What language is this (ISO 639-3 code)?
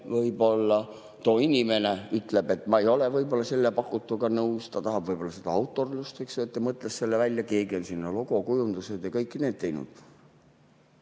est